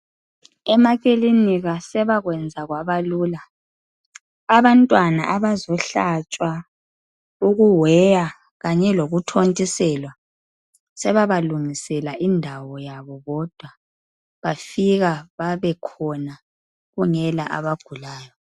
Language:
North Ndebele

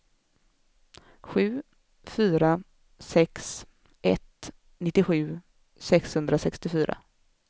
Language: Swedish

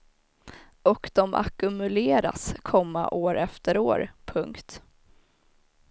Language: Swedish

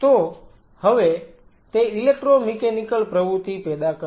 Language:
Gujarati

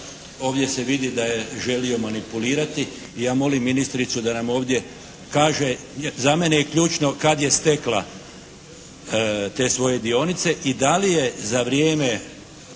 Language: Croatian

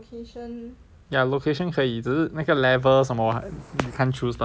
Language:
English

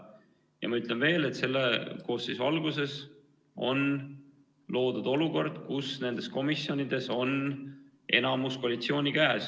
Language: Estonian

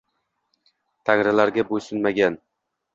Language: Uzbek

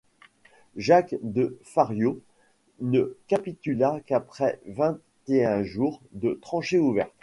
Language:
French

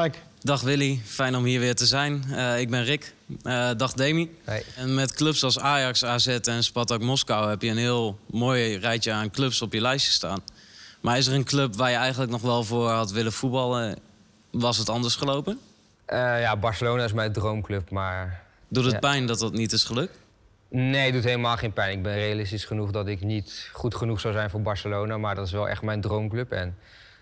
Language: Dutch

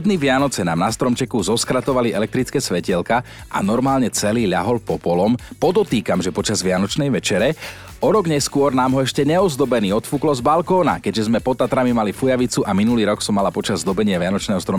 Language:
Slovak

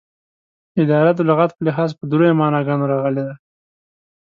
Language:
Pashto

